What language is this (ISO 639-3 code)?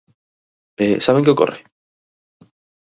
glg